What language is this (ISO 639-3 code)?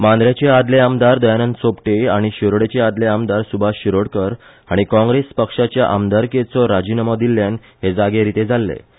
kok